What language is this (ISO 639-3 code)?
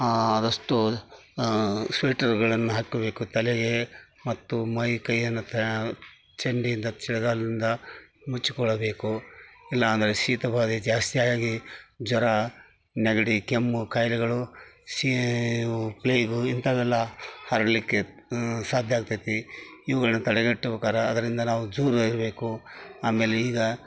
kan